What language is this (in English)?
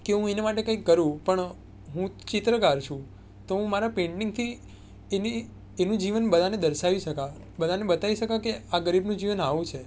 Gujarati